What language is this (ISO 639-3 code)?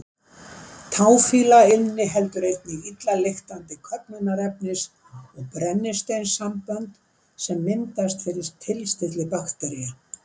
isl